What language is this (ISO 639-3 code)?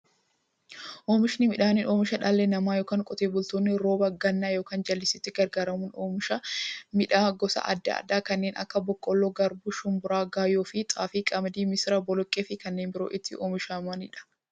orm